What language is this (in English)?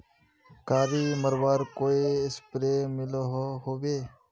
Magahi